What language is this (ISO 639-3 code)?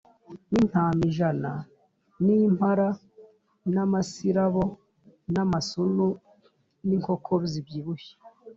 kin